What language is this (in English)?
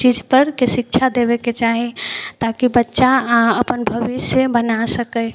Maithili